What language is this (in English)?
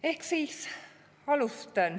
Estonian